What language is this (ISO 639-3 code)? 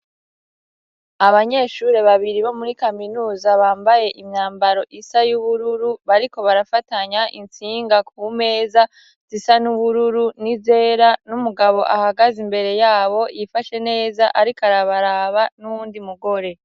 run